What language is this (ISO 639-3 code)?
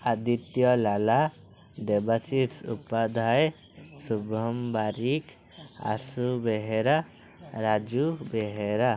ori